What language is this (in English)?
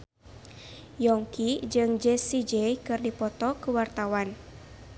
Sundanese